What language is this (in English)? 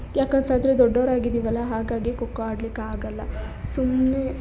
Kannada